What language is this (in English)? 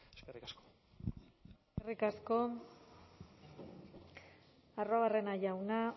Basque